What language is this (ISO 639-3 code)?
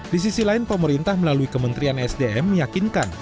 ind